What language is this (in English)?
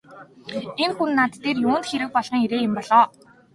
Mongolian